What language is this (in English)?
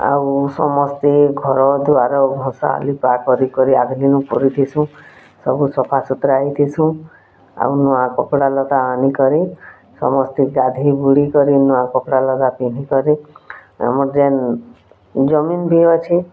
Odia